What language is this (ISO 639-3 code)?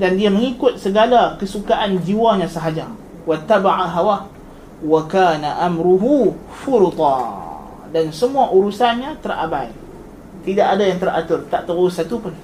msa